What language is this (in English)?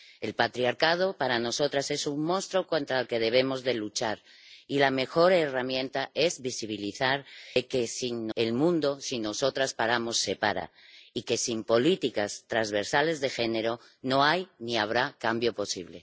Spanish